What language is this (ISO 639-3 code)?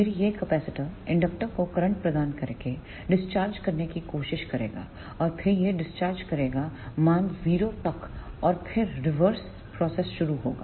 hin